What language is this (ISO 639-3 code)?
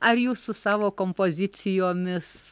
lit